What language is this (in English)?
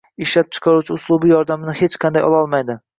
Uzbek